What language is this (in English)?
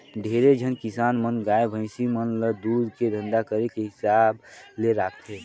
Chhattisgarhi